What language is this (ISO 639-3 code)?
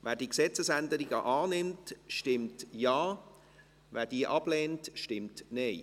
gsw